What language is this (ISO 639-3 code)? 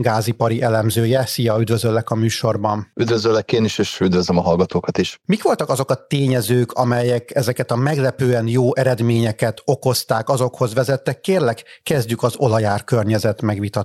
hun